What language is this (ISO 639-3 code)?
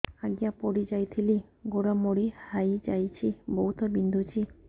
ori